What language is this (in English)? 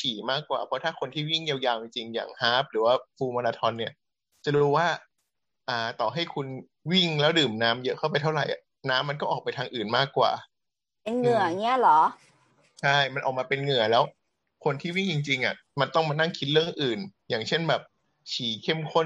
Thai